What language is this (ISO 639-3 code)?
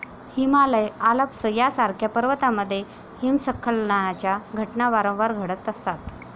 mar